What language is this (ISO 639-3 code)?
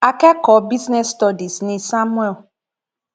yor